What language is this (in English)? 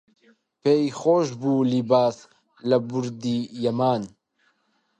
Central Kurdish